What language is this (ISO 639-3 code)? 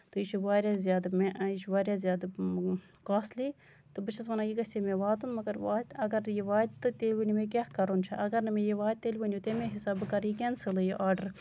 kas